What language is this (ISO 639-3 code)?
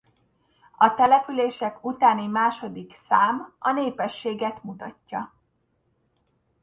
hun